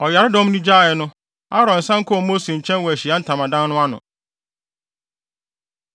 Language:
Akan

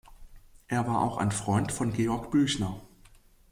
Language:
German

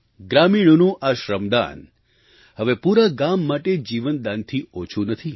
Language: Gujarati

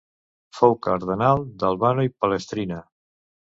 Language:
Catalan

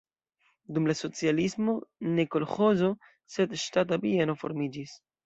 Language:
Esperanto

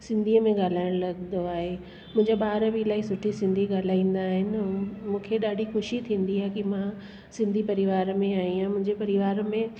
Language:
Sindhi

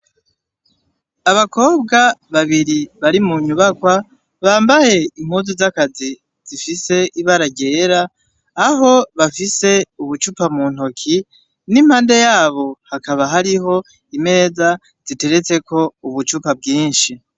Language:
Rundi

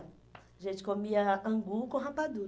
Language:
Portuguese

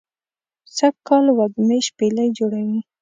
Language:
Pashto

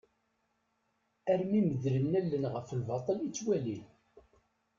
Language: Kabyle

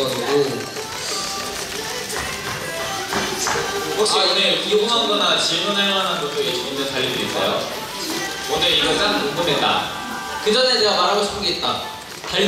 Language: Korean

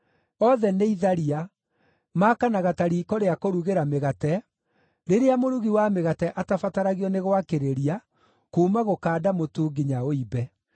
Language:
Kikuyu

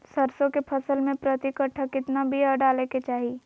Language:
Magahi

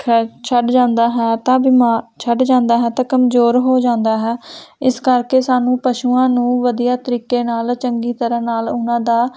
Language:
Punjabi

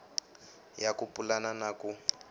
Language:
Tsonga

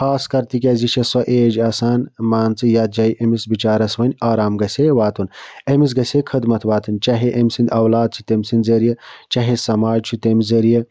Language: Kashmiri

